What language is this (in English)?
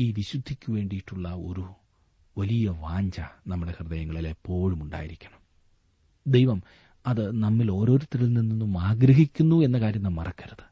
Malayalam